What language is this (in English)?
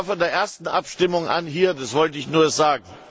German